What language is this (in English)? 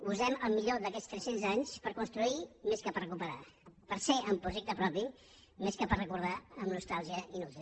Catalan